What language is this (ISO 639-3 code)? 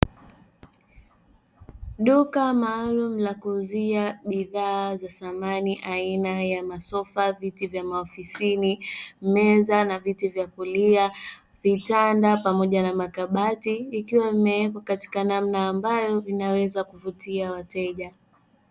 swa